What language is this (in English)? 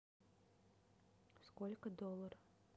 Russian